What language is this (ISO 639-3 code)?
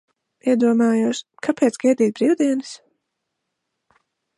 lav